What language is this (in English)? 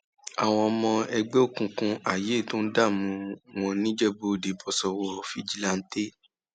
Yoruba